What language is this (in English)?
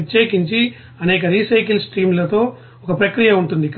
Telugu